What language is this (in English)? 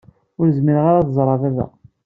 Kabyle